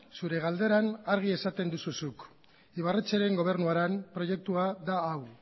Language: Basque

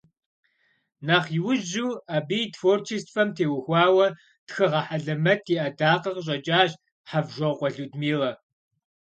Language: Kabardian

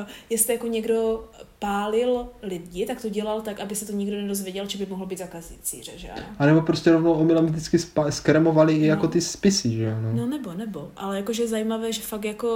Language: Czech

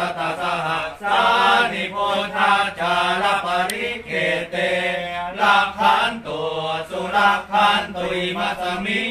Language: Thai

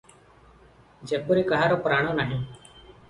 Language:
Odia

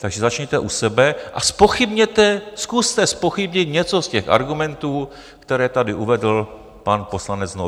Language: Czech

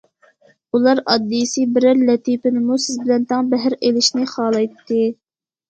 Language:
Uyghur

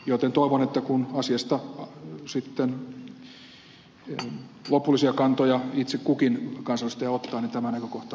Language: Finnish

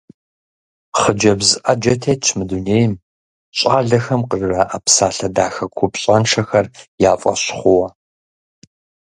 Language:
Kabardian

